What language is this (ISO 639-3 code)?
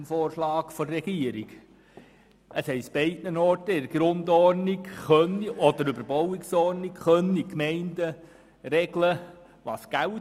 gsw